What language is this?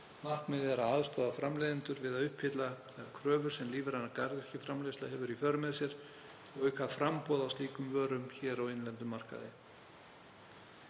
Icelandic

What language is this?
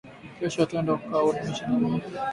Swahili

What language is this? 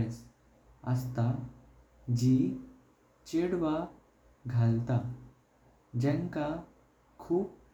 Konkani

